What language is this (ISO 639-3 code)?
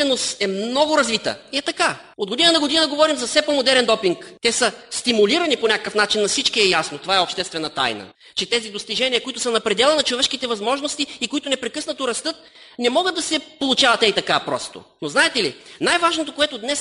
bul